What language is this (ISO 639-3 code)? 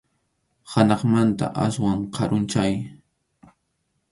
qxu